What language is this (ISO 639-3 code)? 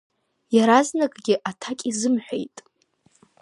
abk